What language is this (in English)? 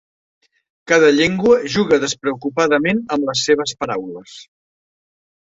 Catalan